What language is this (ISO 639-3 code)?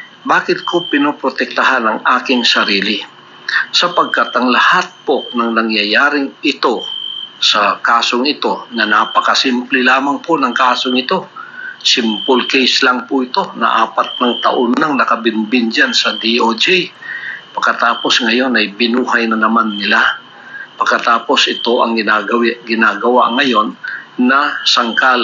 fil